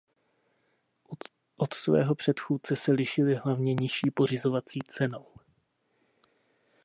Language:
Czech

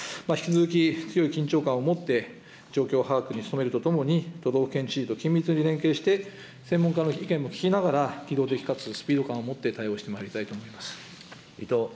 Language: Japanese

